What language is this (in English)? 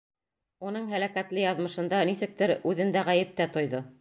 Bashkir